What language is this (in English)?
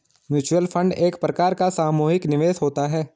Hindi